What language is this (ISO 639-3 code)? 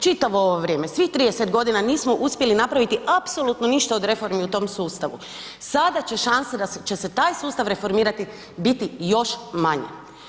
hrv